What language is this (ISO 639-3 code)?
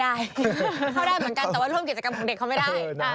tha